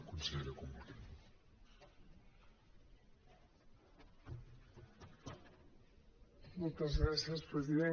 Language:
Catalan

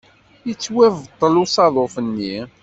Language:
Kabyle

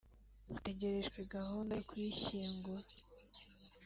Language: Kinyarwanda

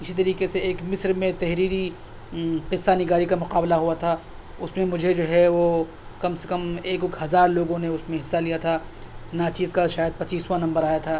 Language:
Urdu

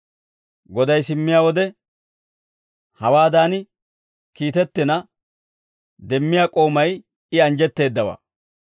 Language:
Dawro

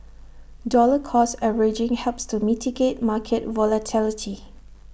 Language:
English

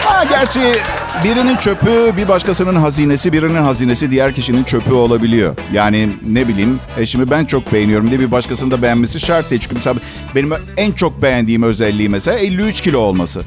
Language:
Turkish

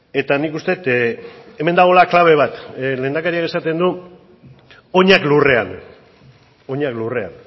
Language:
Basque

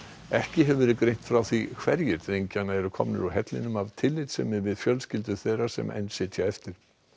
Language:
Icelandic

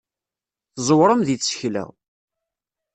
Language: Kabyle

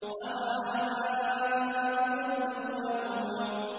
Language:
Arabic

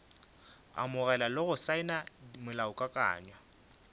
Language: Northern Sotho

